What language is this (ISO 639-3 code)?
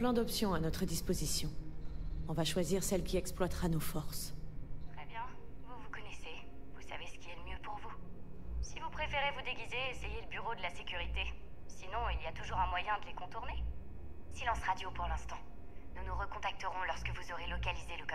fra